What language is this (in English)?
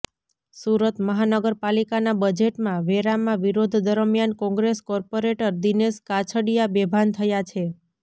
Gujarati